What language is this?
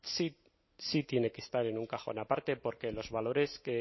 Spanish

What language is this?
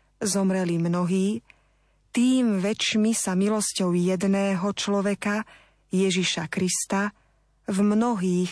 Slovak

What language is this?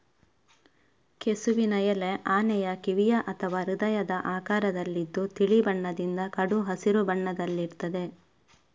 Kannada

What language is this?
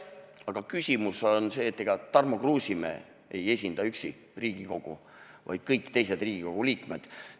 Estonian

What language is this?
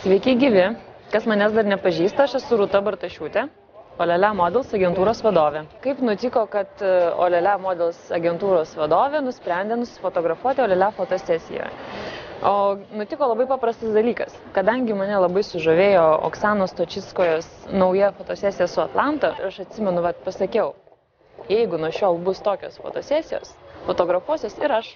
Lithuanian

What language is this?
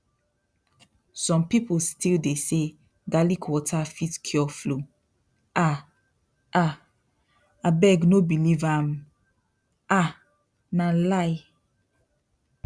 Nigerian Pidgin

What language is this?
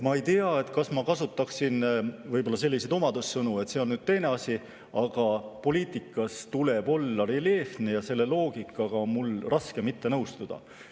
Estonian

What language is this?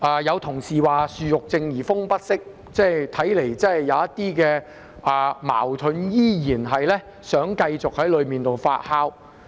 Cantonese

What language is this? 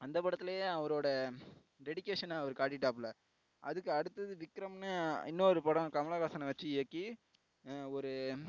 Tamil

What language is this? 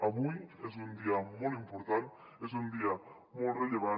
Catalan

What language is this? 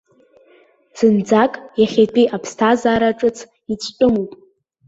Abkhazian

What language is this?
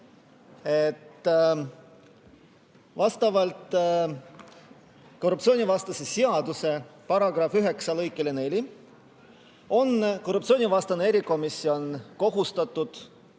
Estonian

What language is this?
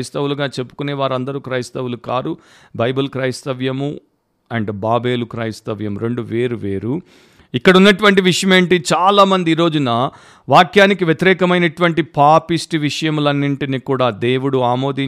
Telugu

